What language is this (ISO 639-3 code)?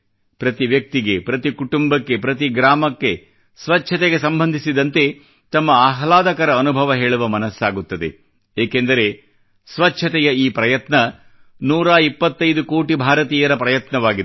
kan